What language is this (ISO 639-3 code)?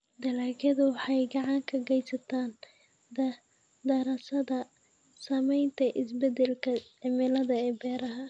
som